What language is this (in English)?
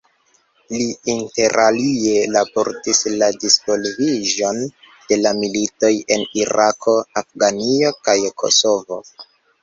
Esperanto